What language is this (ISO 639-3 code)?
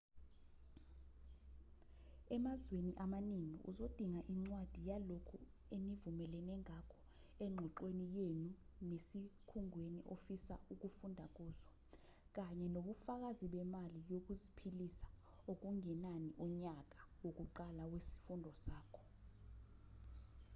zul